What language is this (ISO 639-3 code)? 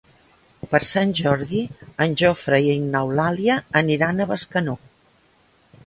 cat